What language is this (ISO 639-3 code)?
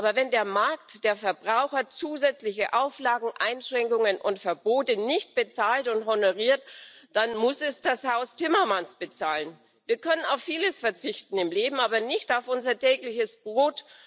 deu